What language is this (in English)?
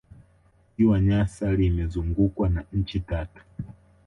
Swahili